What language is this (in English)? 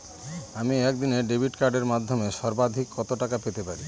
Bangla